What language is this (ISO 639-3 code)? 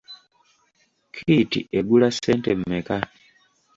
lug